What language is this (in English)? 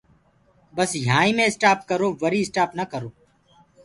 Gurgula